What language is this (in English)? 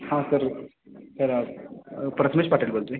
Marathi